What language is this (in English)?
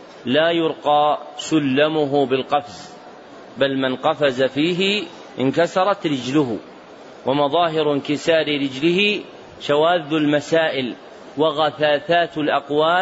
Arabic